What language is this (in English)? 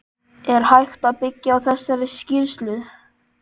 Icelandic